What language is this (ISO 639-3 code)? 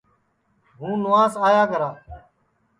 ssi